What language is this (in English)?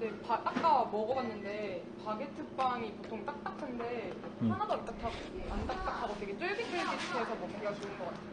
Korean